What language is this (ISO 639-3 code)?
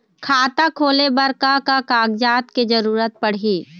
hne